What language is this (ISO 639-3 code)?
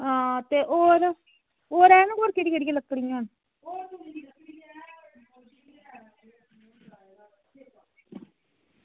doi